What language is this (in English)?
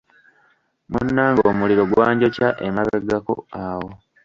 Ganda